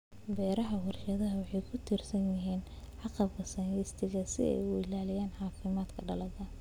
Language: Somali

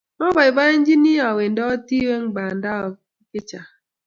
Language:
Kalenjin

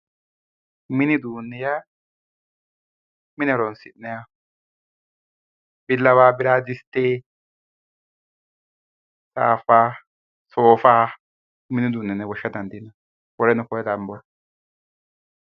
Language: Sidamo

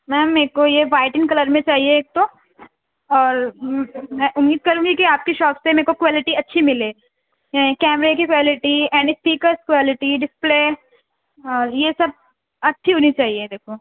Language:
Urdu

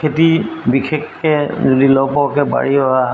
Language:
Assamese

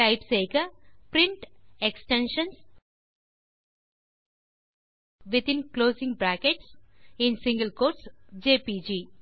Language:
Tamil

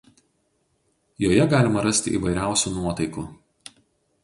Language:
Lithuanian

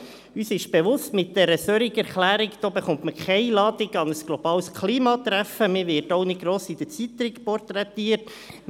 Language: Swiss German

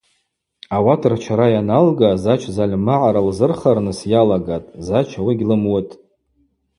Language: Abaza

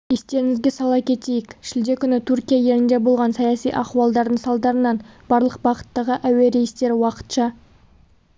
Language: Kazakh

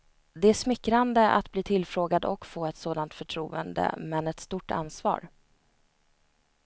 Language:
Swedish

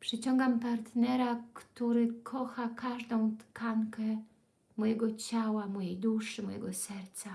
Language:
Polish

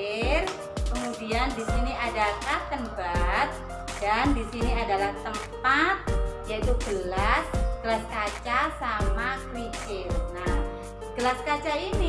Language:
Indonesian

